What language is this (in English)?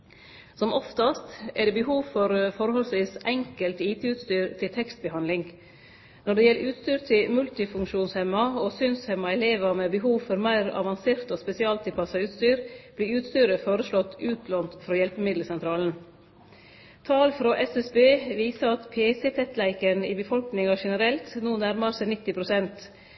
Norwegian Nynorsk